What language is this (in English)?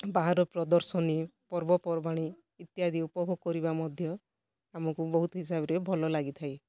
Odia